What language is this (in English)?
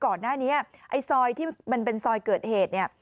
Thai